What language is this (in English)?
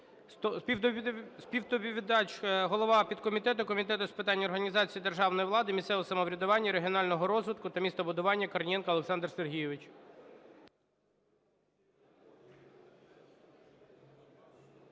Ukrainian